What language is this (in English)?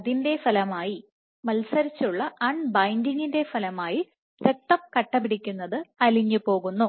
Malayalam